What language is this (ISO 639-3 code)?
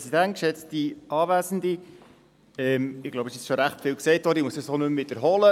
gsw